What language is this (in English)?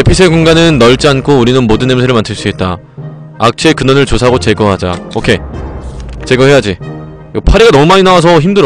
Korean